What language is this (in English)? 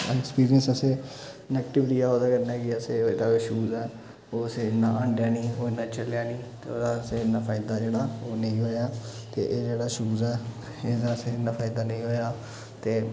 Dogri